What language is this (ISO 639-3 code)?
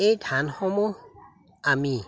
asm